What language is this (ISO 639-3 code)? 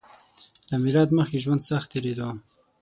pus